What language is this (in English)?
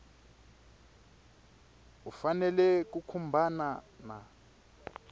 Tsonga